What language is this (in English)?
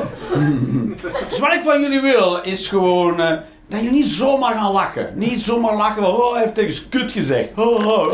Dutch